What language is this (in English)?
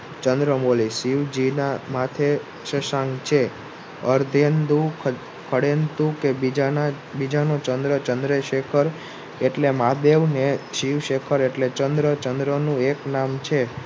Gujarati